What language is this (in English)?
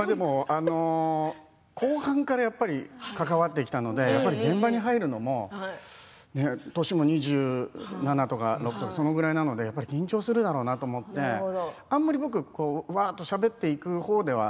Japanese